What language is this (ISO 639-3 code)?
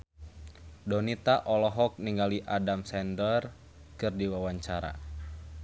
sun